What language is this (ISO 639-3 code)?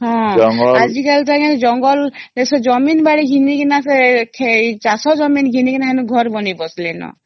ori